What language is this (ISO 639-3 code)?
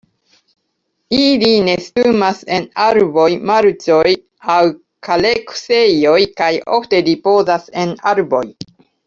epo